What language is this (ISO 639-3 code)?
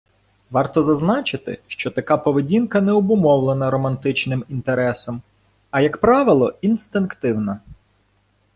ukr